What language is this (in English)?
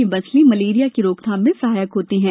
Hindi